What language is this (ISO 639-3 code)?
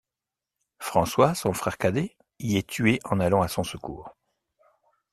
fra